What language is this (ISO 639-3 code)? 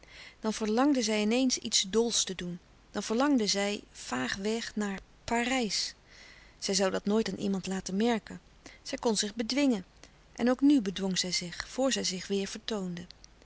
nld